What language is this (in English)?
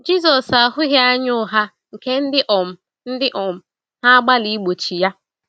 Igbo